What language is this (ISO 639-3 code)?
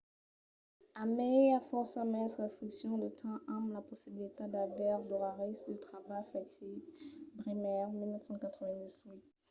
oci